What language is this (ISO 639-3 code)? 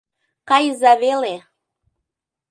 chm